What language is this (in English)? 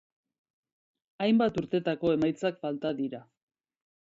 Basque